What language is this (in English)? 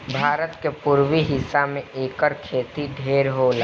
Bhojpuri